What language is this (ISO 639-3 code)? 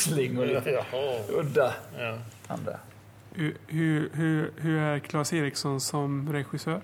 swe